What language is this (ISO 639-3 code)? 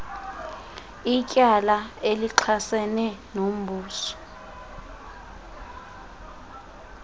xho